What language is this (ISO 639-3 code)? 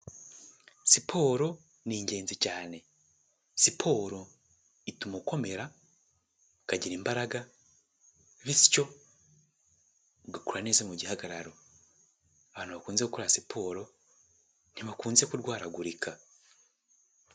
kin